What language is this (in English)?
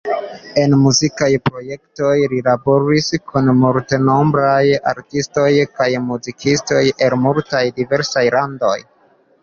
Esperanto